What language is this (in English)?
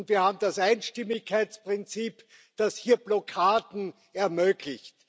German